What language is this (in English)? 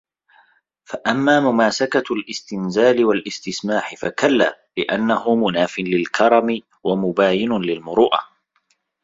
Arabic